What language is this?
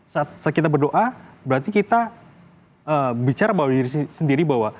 Indonesian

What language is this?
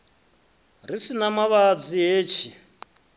Venda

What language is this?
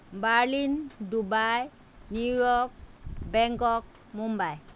Assamese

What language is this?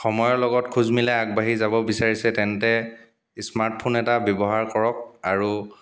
Assamese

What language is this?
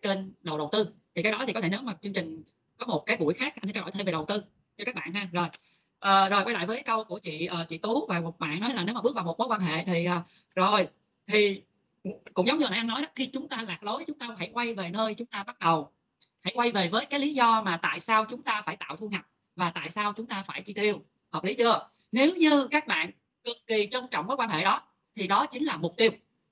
Vietnamese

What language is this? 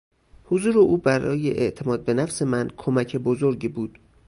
Persian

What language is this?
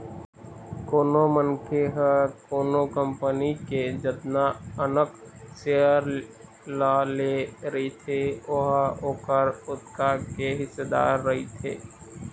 Chhattisgarhi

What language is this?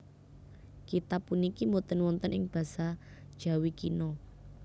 Javanese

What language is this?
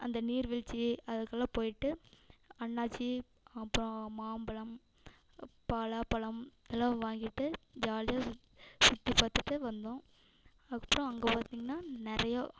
Tamil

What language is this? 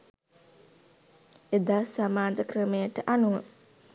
Sinhala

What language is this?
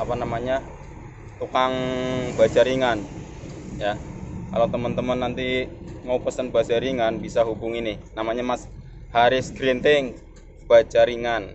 Indonesian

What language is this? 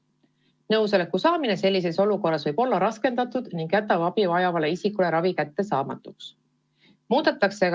Estonian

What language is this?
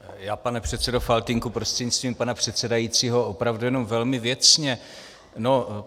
Czech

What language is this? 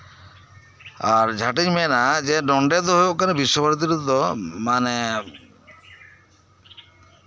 Santali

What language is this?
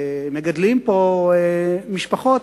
Hebrew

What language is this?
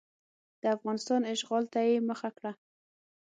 Pashto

